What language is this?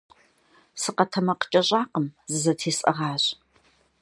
Kabardian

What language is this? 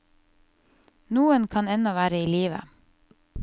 Norwegian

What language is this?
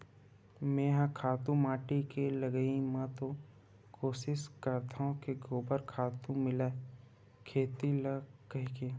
Chhattisgarhi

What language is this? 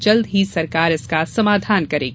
Hindi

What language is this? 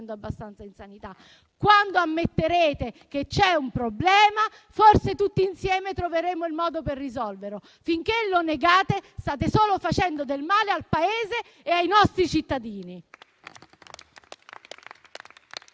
Italian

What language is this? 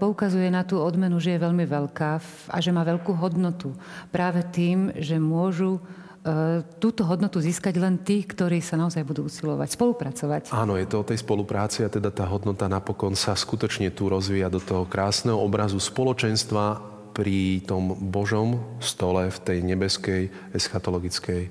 Slovak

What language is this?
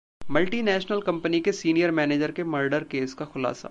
Hindi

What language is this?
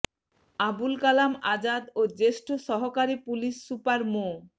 Bangla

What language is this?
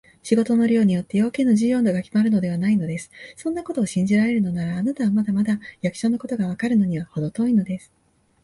Japanese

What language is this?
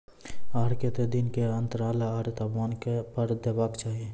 Maithili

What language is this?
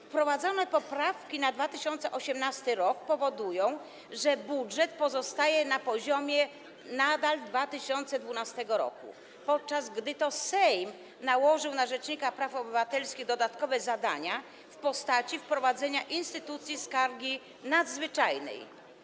Polish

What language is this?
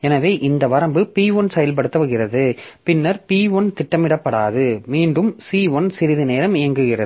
Tamil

